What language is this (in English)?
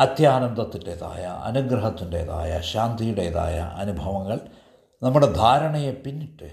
Malayalam